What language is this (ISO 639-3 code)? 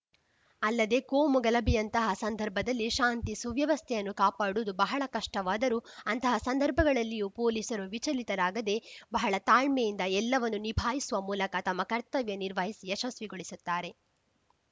kan